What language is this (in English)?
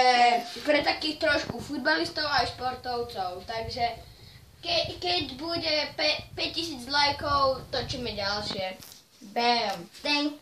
Dutch